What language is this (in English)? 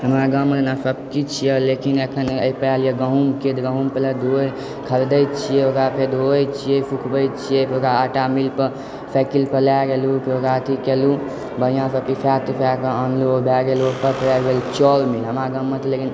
Maithili